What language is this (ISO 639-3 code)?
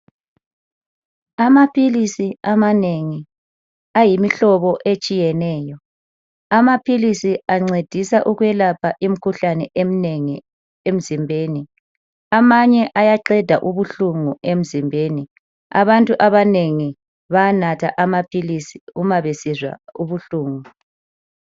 nde